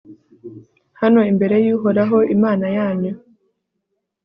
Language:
Kinyarwanda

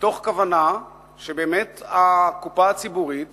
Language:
Hebrew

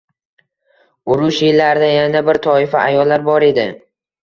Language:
Uzbek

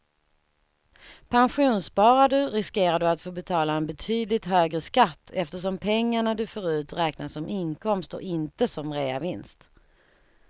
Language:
Swedish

